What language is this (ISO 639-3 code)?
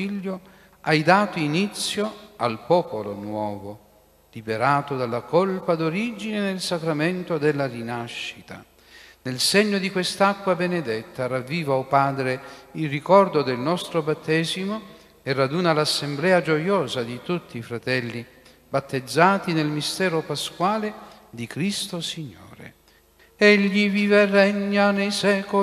ita